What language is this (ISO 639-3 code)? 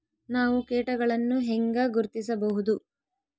kan